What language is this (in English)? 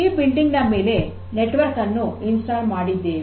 Kannada